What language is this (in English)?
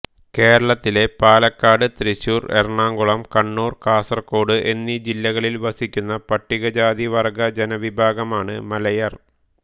Malayalam